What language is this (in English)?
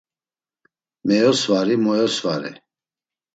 Laz